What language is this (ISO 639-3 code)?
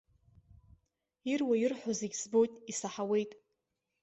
abk